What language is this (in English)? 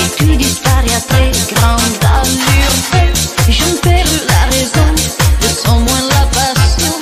French